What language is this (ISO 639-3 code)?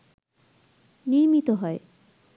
ben